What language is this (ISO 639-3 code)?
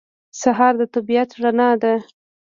pus